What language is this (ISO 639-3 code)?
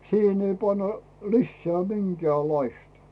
fin